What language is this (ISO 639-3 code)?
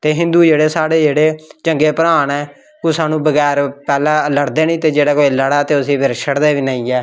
doi